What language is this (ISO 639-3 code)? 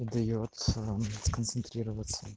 rus